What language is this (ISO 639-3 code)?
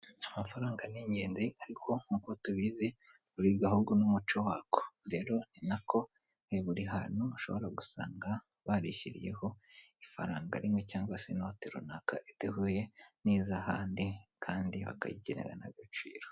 kin